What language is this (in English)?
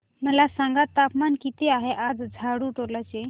Marathi